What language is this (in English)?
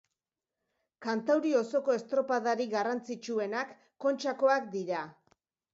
Basque